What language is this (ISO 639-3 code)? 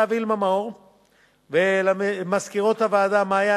heb